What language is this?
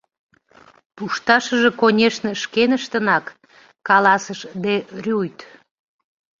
Mari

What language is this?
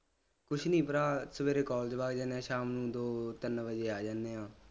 Punjabi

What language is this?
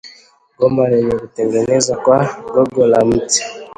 Swahili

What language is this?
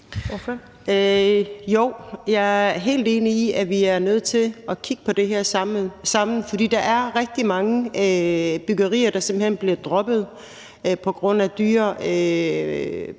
Danish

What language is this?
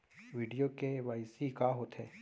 Chhattisgarhi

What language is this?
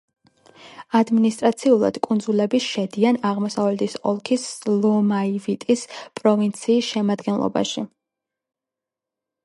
Georgian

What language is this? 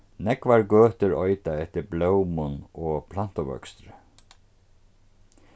Faroese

